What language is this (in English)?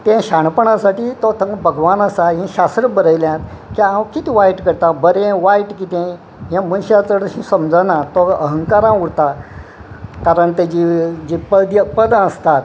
Konkani